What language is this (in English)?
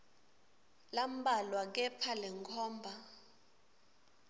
Swati